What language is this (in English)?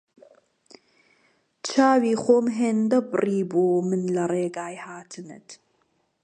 Central Kurdish